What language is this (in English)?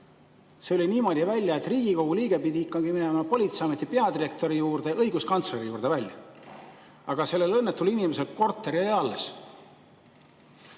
Estonian